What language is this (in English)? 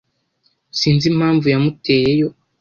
Kinyarwanda